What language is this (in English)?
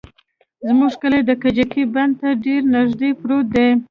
Pashto